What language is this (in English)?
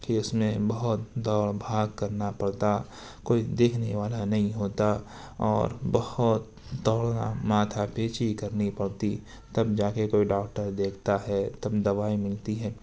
Urdu